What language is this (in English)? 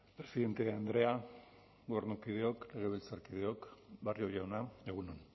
Basque